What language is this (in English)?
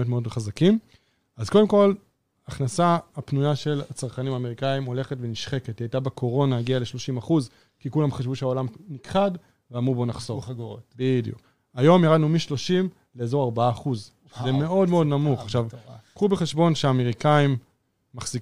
Hebrew